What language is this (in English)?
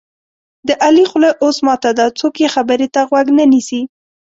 Pashto